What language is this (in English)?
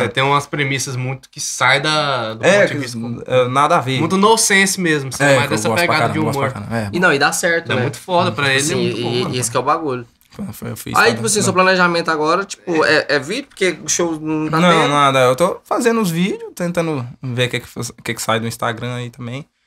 Portuguese